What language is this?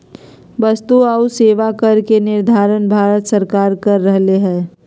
Magahi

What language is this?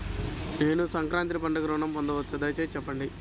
Telugu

